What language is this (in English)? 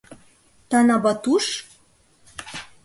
Mari